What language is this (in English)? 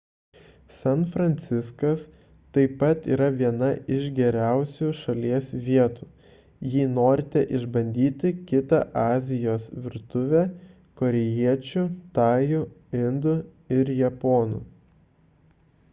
Lithuanian